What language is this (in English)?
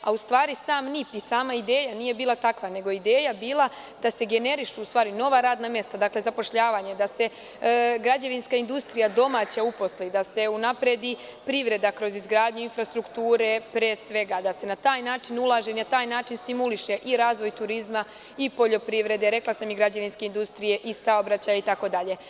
Serbian